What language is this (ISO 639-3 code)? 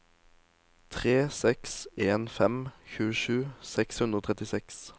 nor